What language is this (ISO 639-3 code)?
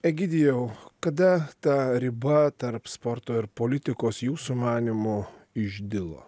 lit